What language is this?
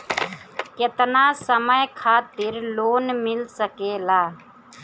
Bhojpuri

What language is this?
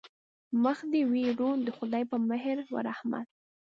Pashto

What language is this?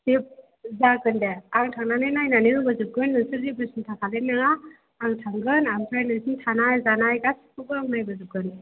Bodo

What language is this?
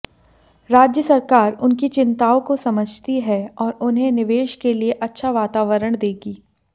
Hindi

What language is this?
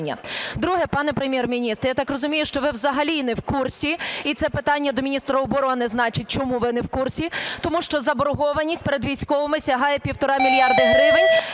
Ukrainian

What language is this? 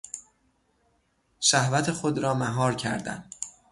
Persian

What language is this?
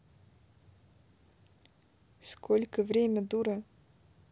Russian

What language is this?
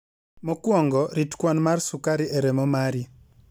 Luo (Kenya and Tanzania)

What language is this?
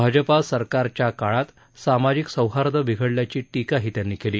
Marathi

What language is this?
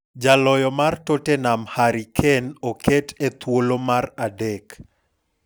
Luo (Kenya and Tanzania)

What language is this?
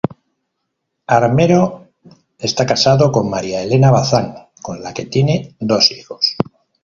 Spanish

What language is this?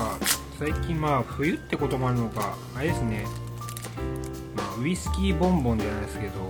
Japanese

